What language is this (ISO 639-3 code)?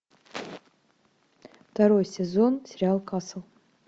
rus